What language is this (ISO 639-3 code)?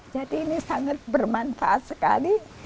ind